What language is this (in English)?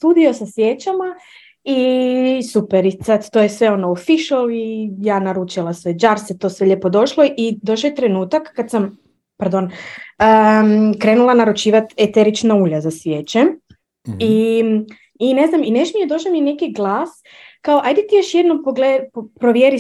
Croatian